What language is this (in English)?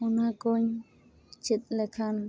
Santali